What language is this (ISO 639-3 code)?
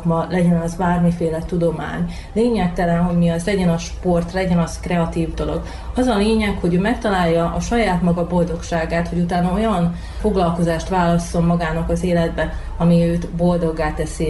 hun